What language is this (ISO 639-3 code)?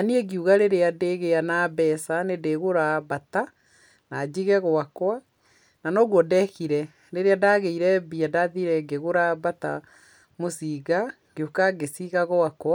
kik